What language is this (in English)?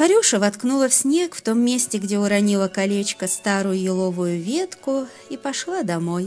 Russian